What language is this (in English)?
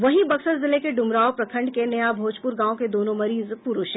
Hindi